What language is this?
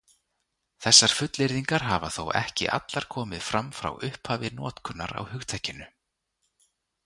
Icelandic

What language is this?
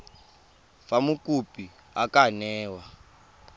Tswana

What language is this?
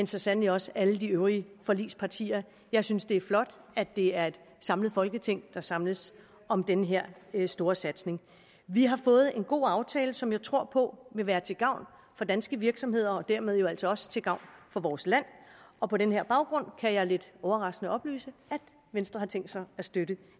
Danish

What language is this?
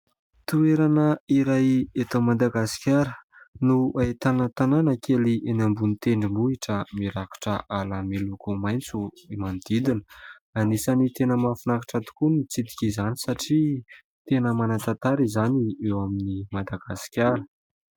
Malagasy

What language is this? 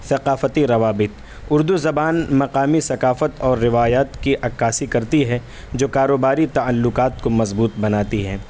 Urdu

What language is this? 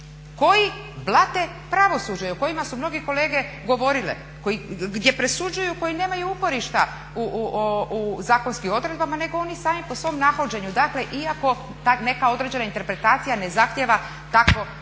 Croatian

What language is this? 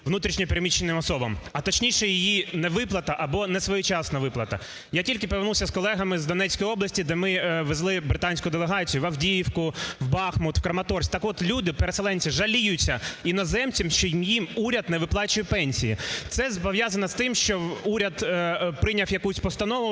Ukrainian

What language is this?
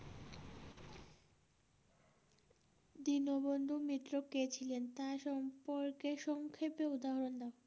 Bangla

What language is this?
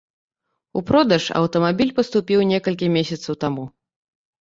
Belarusian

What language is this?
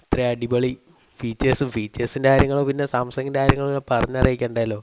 Malayalam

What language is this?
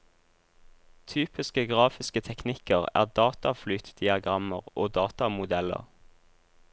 Norwegian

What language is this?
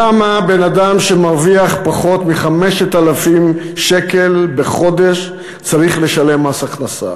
Hebrew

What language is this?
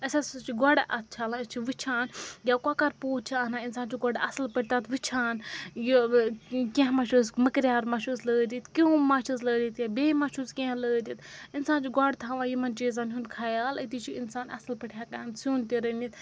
Kashmiri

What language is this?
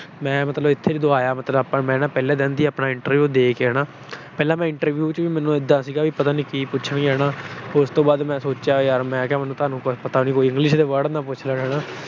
Punjabi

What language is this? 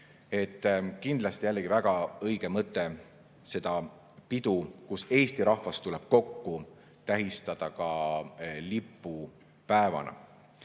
Estonian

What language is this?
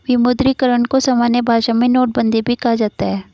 Hindi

